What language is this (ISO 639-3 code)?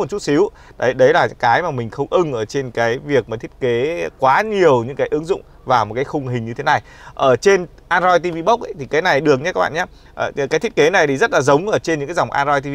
vie